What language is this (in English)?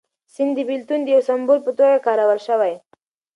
Pashto